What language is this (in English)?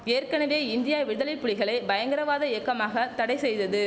Tamil